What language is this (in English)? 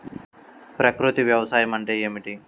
Telugu